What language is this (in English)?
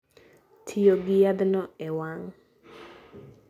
Luo (Kenya and Tanzania)